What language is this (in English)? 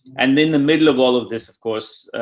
English